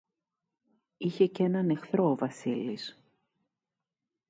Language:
Greek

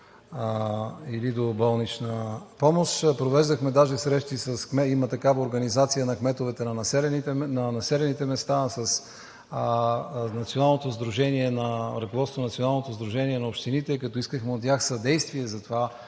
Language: Bulgarian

